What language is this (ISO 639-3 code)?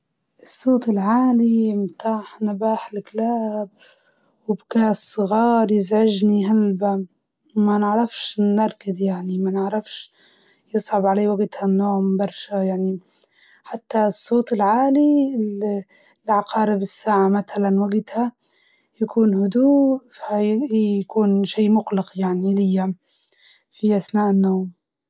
ayl